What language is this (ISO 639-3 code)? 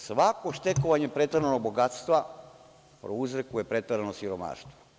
srp